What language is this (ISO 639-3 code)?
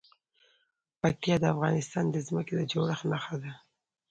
pus